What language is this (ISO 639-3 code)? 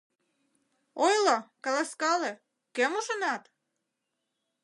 chm